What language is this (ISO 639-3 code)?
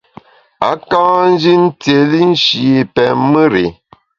bax